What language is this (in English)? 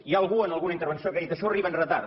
Catalan